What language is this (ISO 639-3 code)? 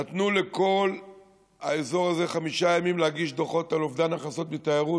heb